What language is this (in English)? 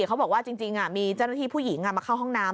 Thai